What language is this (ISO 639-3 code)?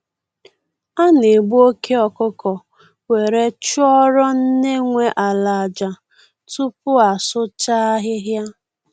ibo